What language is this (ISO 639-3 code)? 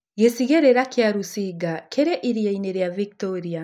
kik